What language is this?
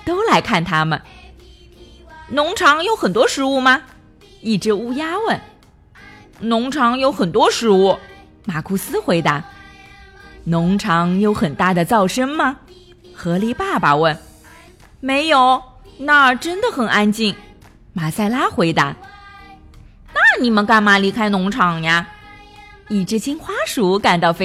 Chinese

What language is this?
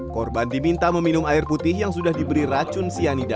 Indonesian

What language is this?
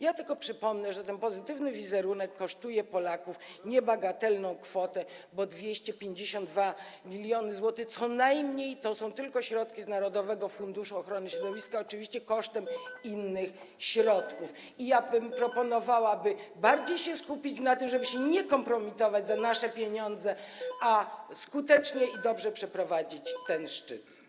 Polish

